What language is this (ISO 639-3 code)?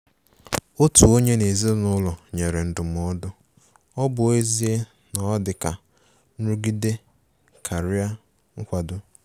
ibo